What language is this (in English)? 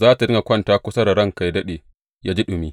Hausa